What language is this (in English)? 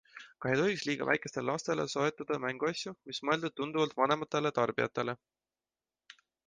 Estonian